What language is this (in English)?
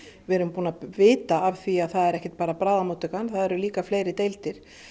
Icelandic